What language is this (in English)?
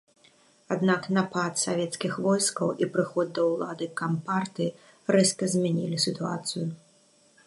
Belarusian